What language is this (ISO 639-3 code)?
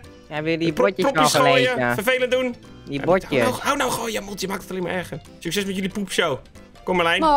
nld